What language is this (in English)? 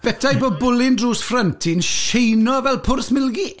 Welsh